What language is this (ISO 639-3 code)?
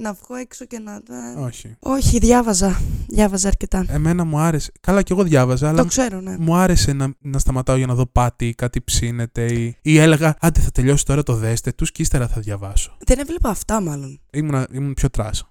ell